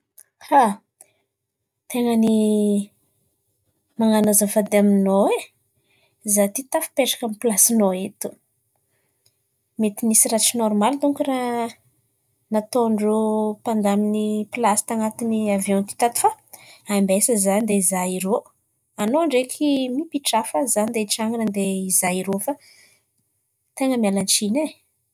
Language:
Antankarana Malagasy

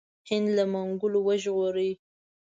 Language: Pashto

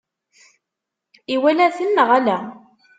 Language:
Kabyle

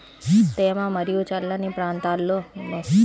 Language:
Telugu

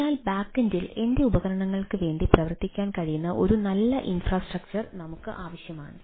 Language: Malayalam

